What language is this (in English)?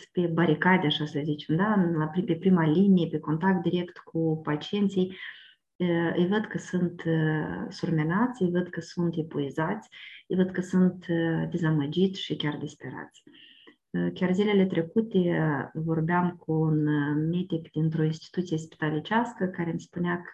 Romanian